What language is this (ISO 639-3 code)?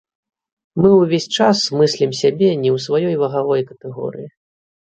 bel